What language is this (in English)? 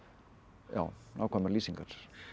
Icelandic